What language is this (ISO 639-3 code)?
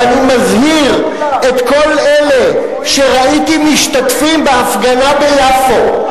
heb